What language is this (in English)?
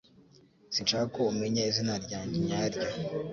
Kinyarwanda